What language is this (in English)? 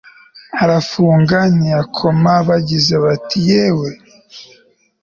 Kinyarwanda